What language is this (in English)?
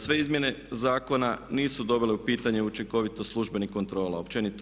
Croatian